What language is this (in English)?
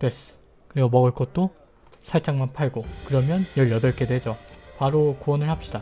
Korean